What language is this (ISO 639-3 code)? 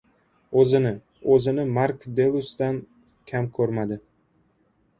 uzb